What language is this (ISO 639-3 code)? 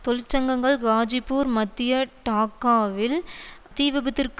tam